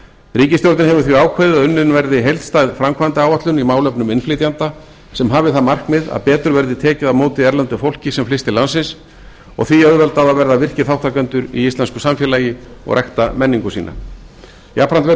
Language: Icelandic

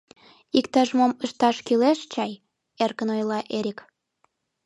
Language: Mari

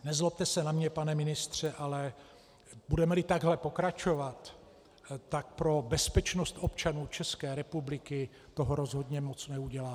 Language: Czech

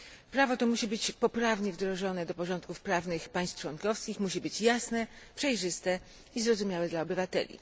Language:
Polish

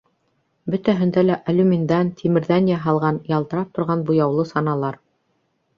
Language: Bashkir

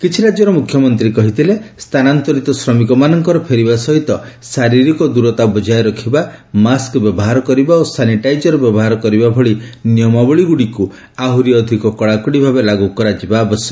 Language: Odia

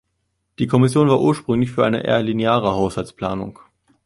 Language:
German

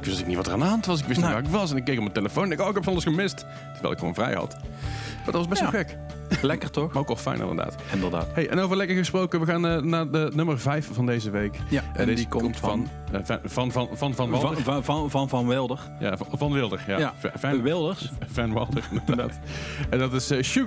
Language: Dutch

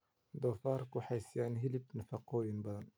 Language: Somali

